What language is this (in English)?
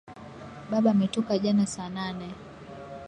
Swahili